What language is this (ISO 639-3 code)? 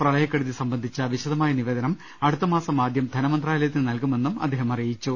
mal